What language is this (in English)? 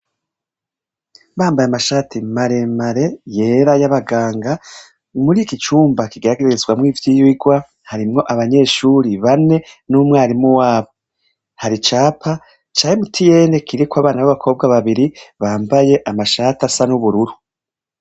Rundi